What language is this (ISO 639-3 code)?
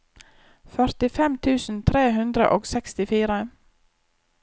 nor